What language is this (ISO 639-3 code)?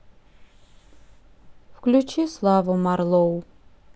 rus